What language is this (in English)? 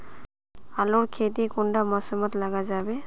Magahi